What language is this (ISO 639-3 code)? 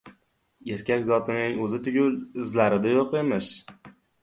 uzb